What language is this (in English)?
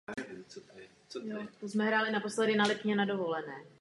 Czech